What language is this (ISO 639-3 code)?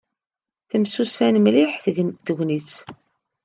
kab